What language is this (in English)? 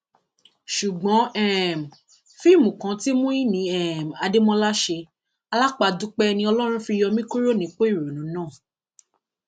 Yoruba